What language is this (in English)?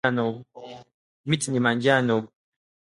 Swahili